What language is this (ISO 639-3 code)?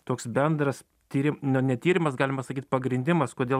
lit